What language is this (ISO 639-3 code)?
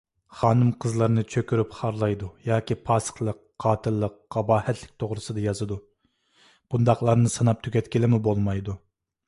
uig